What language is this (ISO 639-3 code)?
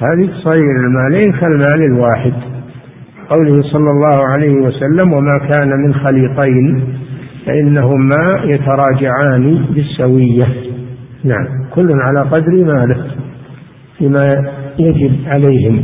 ara